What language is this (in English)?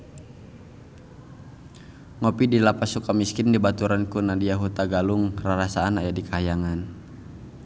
Sundanese